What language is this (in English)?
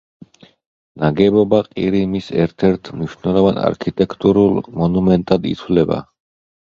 Georgian